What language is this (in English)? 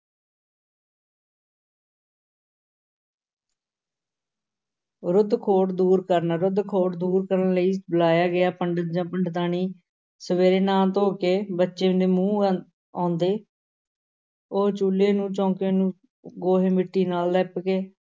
Punjabi